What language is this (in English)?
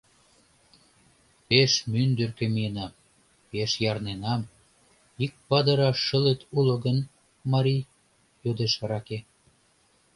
Mari